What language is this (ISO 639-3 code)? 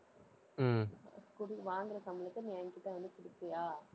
tam